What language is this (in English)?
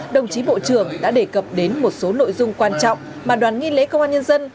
Vietnamese